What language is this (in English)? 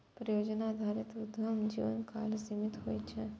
Maithili